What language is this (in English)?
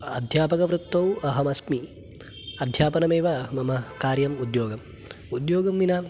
Sanskrit